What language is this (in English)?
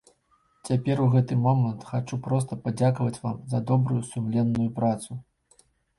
Belarusian